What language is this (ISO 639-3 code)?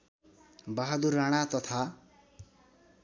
nep